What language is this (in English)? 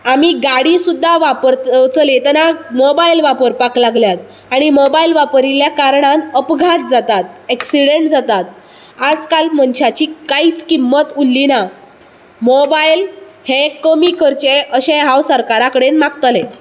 Konkani